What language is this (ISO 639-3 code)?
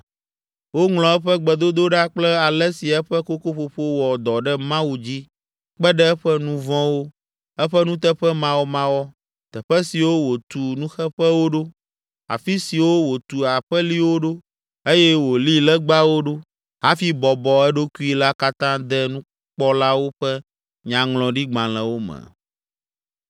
ewe